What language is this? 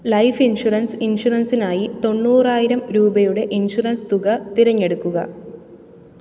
Malayalam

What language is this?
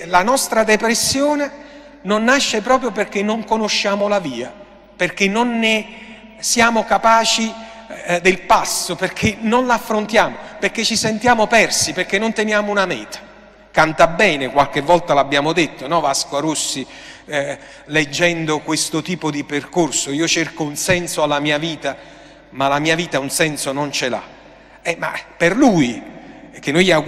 Italian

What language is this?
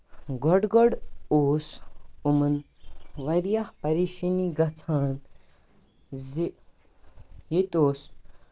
Kashmiri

